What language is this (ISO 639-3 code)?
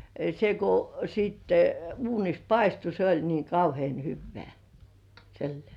fin